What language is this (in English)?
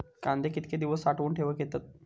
Marathi